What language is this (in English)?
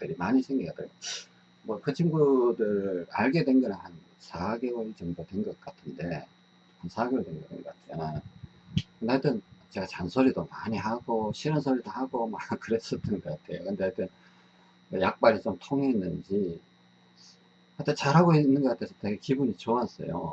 Korean